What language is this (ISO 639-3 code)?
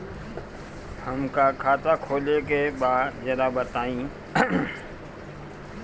bho